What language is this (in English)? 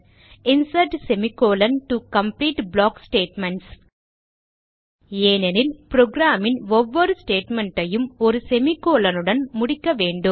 Tamil